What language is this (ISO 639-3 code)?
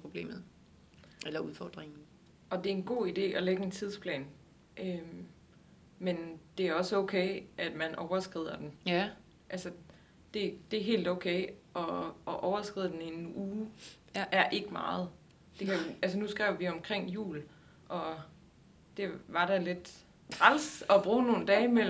dan